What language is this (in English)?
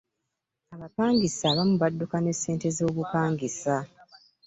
Ganda